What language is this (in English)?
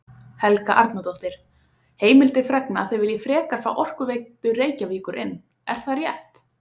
Icelandic